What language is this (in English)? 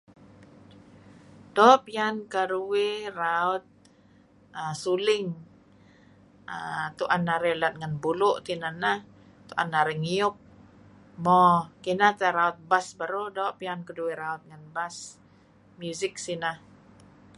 Kelabit